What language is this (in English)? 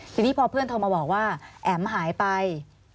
Thai